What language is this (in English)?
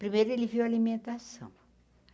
Portuguese